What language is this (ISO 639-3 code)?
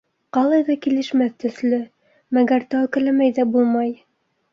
bak